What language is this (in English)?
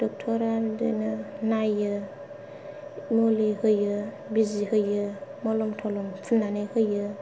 Bodo